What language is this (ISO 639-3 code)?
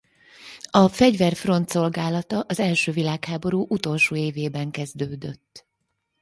hun